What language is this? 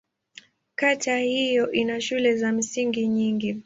Swahili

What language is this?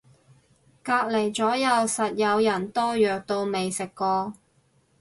Cantonese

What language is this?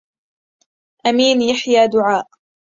Arabic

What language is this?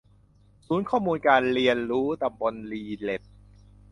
Thai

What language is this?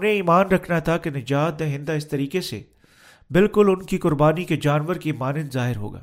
Urdu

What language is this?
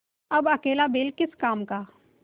Hindi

